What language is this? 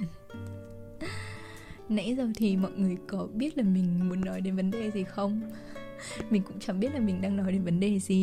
Vietnamese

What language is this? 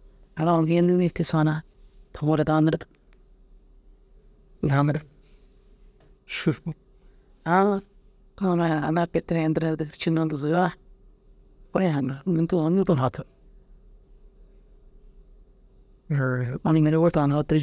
Dazaga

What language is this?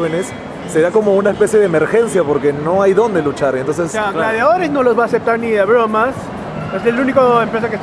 Spanish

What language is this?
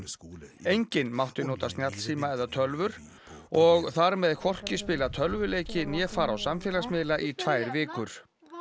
Icelandic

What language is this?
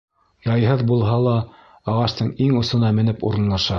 Bashkir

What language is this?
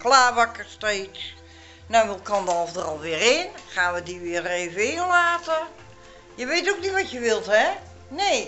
Dutch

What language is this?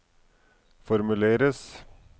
Norwegian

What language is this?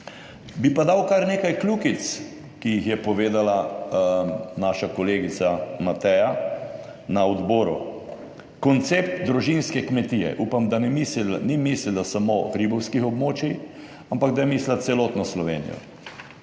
Slovenian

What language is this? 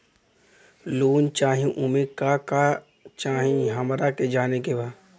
Bhojpuri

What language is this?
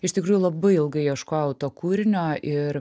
Lithuanian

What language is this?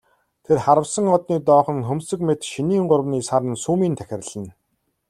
Mongolian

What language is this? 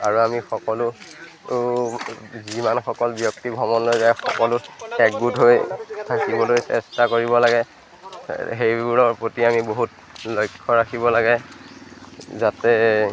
Assamese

